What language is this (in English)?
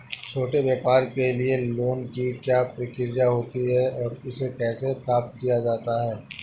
Hindi